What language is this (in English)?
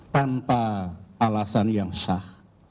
Indonesian